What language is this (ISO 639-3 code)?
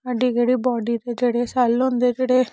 doi